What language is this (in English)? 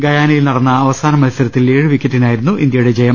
Malayalam